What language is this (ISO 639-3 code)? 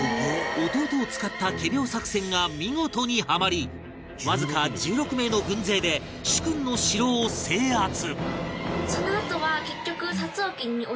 jpn